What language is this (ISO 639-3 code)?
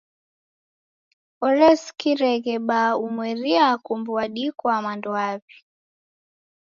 dav